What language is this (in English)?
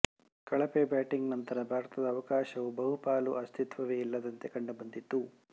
Kannada